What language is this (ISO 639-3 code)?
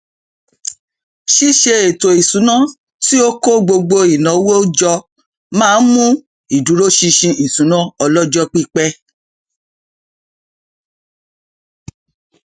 yor